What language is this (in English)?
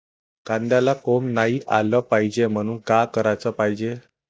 Marathi